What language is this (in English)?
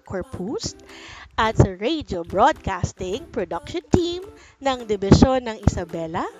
Filipino